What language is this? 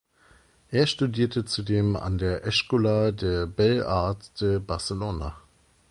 German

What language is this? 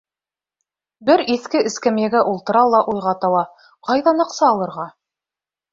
Bashkir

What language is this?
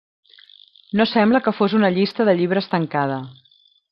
Catalan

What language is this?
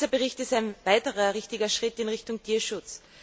German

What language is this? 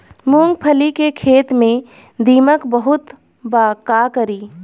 Bhojpuri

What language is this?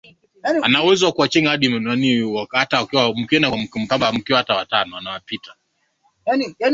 Swahili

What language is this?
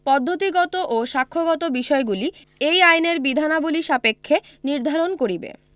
Bangla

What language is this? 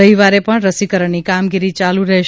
Gujarati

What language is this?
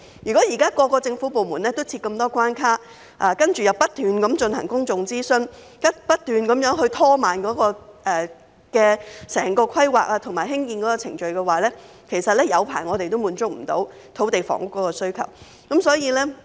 Cantonese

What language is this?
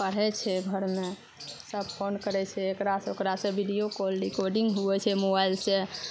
Maithili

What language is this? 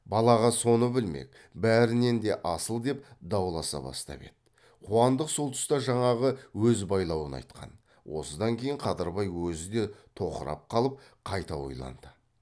Kazakh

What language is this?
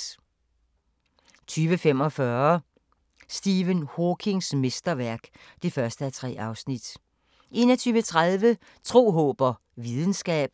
Danish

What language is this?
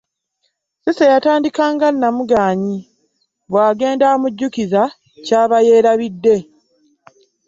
Ganda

